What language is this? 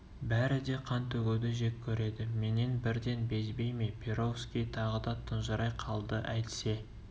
Kazakh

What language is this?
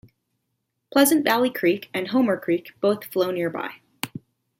English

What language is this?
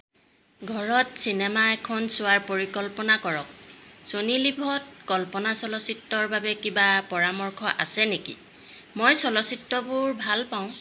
Assamese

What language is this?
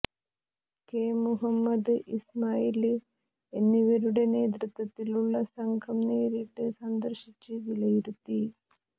Malayalam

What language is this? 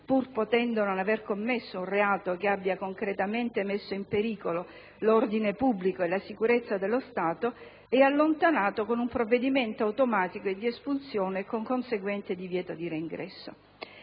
Italian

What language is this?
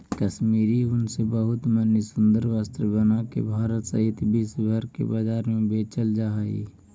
Magahi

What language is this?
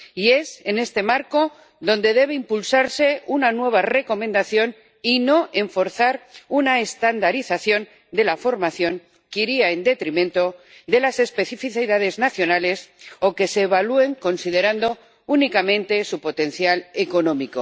Spanish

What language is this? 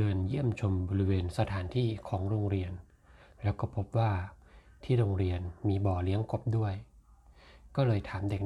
Thai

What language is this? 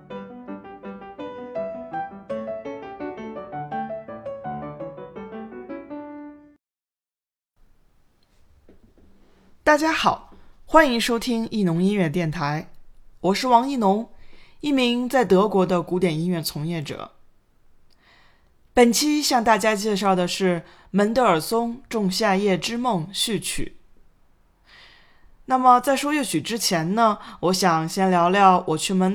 Chinese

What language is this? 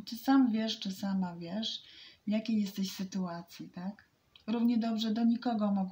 Polish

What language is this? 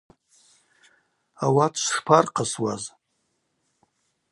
Abaza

